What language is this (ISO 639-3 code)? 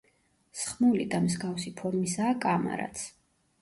kat